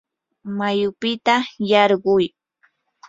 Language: Yanahuanca Pasco Quechua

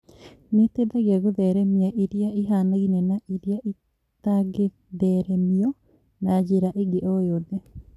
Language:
Kikuyu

